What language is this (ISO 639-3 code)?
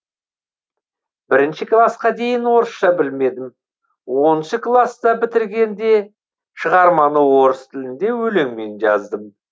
kaz